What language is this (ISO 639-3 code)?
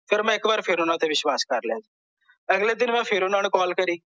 pan